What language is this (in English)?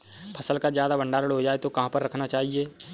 Hindi